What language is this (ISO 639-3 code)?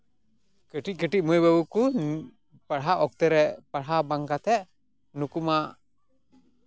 sat